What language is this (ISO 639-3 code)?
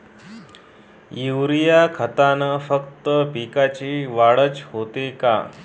mar